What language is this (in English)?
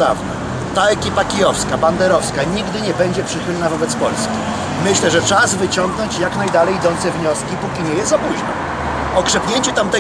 Polish